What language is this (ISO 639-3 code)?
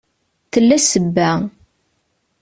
kab